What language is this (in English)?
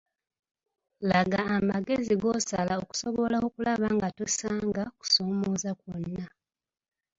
Ganda